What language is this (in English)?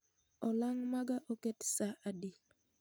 Luo (Kenya and Tanzania)